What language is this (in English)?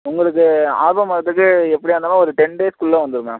Tamil